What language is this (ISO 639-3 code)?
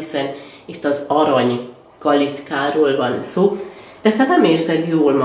hun